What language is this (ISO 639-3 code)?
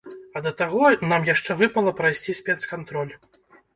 bel